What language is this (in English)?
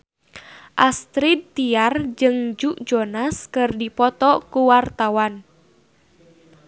Sundanese